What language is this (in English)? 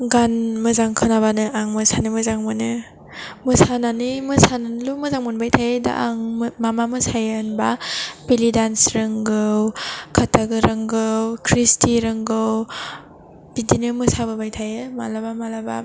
Bodo